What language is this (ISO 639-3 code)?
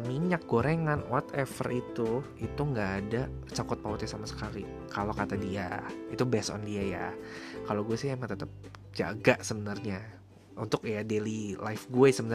ind